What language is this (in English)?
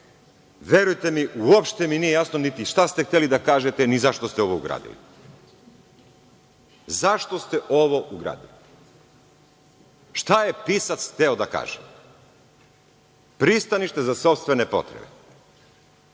Serbian